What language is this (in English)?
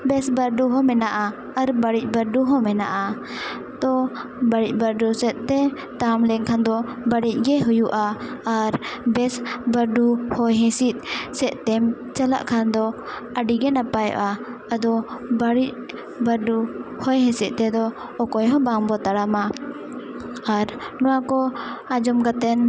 Santali